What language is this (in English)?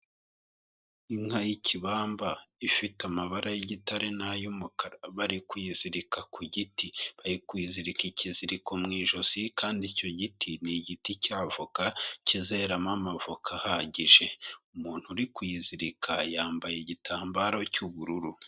Kinyarwanda